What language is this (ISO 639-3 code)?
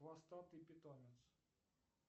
rus